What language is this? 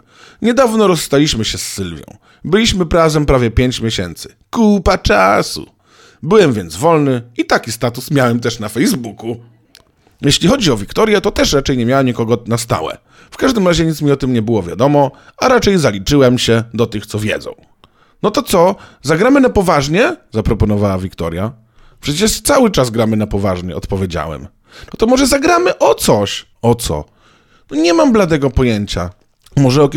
Polish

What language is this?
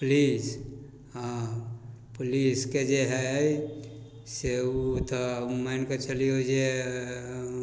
Maithili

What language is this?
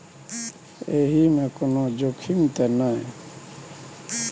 Maithili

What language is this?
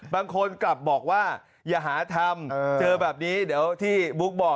Thai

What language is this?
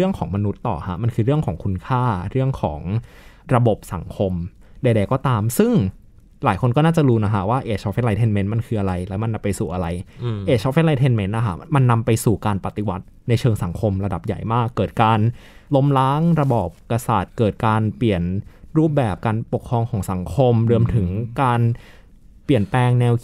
Thai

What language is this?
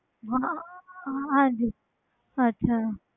Punjabi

